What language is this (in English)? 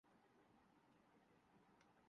Urdu